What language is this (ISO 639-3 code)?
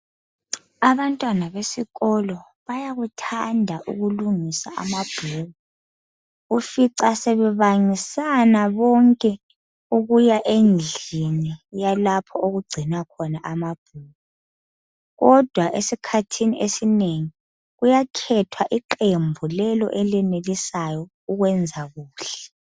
nde